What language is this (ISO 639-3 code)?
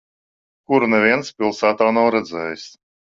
lav